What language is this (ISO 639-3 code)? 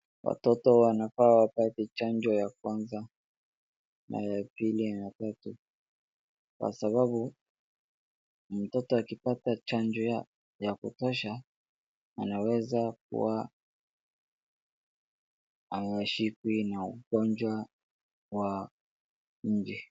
swa